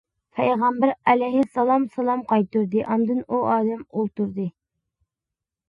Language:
Uyghur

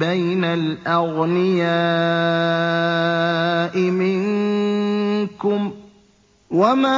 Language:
Arabic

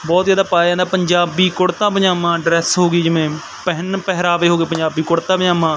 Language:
Punjabi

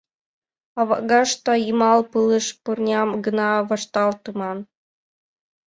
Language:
Mari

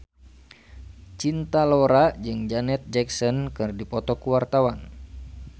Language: Sundanese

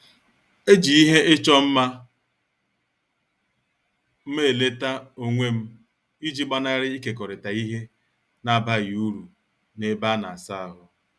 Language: Igbo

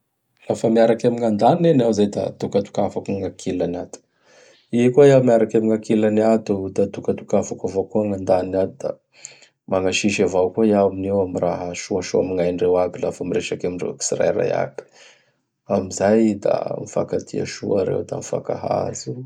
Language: Bara Malagasy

